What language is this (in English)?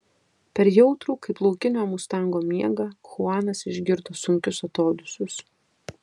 Lithuanian